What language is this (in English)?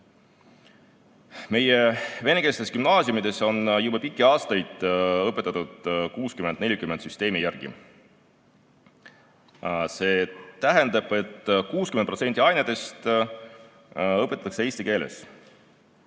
Estonian